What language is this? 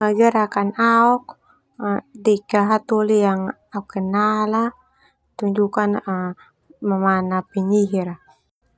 Termanu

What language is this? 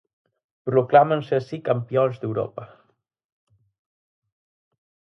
Galician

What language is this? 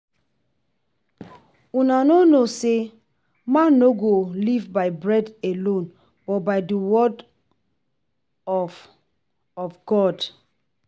Nigerian Pidgin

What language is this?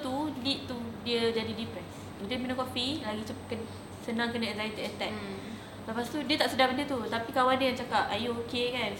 Malay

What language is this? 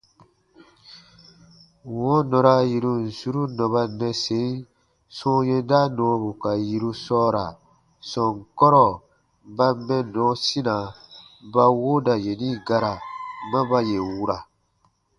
Baatonum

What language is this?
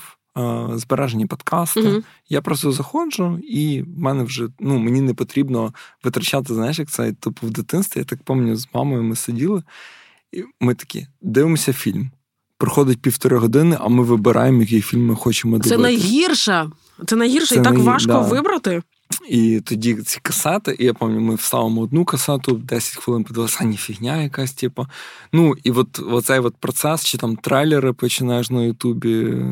Ukrainian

